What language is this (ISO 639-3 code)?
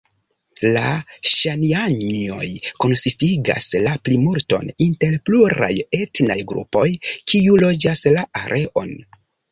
epo